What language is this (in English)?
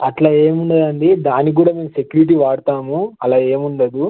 Telugu